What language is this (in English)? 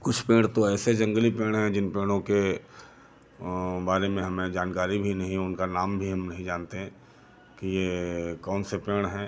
Hindi